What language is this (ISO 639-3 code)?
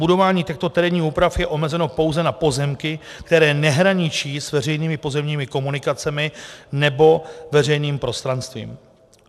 ces